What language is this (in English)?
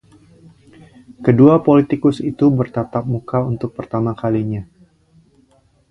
Indonesian